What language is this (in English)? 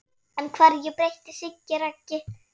Icelandic